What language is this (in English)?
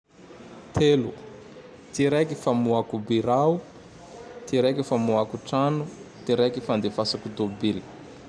Tandroy-Mahafaly Malagasy